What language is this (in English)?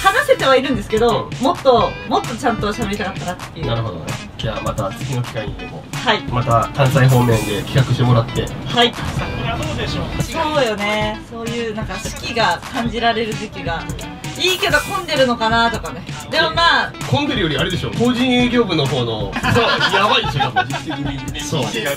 Japanese